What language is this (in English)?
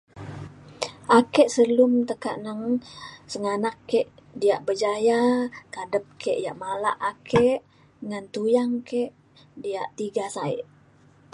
Mainstream Kenyah